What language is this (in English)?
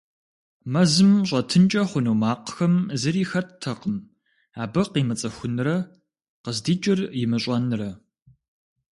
Kabardian